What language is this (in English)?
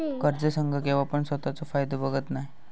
Marathi